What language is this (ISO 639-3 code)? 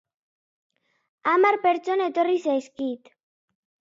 eus